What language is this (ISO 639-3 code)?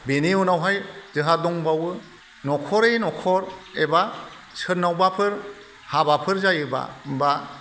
brx